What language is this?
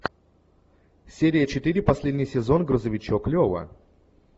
Russian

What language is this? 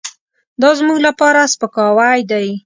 Pashto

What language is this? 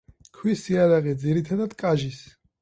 Georgian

